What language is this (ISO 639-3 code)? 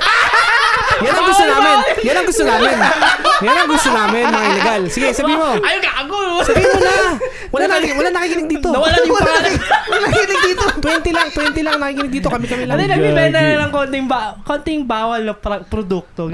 fil